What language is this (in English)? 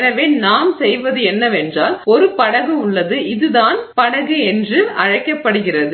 Tamil